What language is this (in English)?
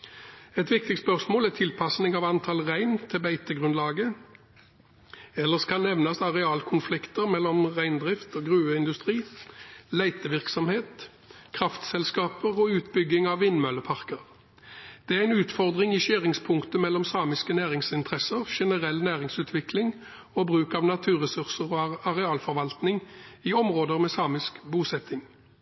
Norwegian Bokmål